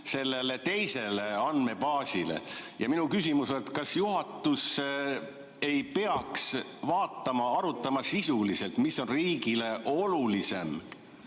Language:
Estonian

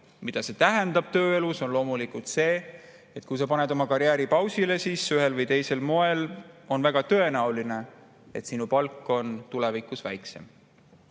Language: Estonian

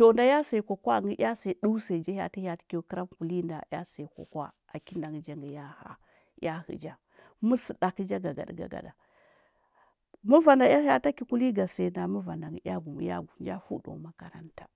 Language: Huba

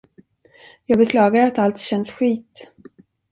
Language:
Swedish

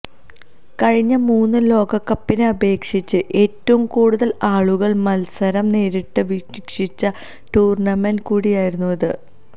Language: Malayalam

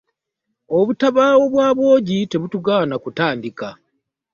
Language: Ganda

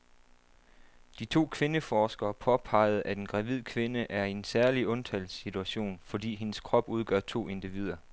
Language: Danish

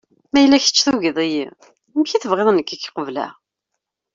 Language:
Kabyle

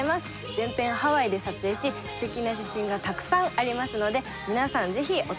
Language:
Japanese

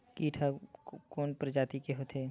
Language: Chhattisgarhi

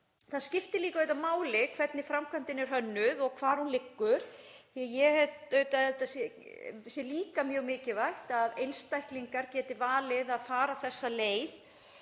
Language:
Icelandic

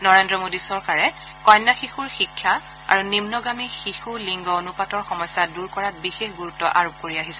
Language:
Assamese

